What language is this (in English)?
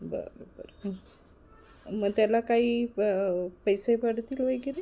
Marathi